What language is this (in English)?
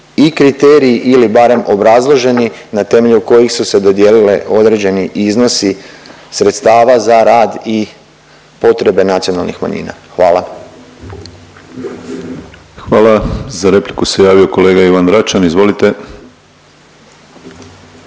Croatian